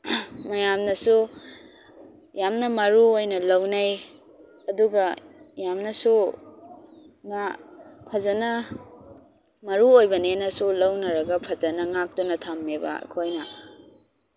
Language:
Manipuri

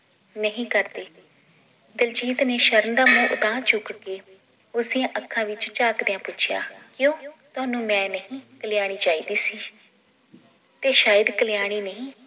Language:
Punjabi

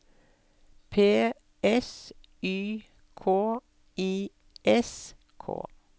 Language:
Norwegian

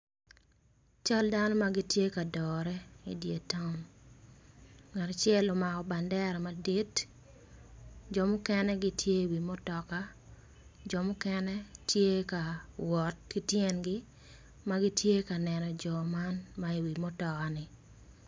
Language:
Acoli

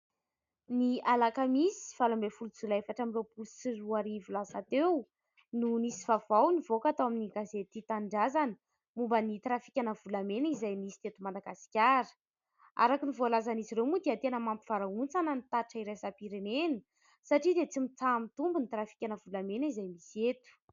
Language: Malagasy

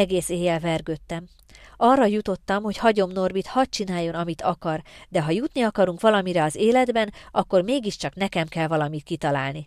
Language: Hungarian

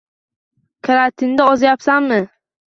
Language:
Uzbek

